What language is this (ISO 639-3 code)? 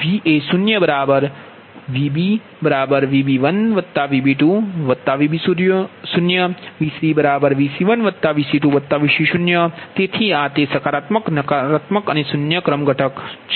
guj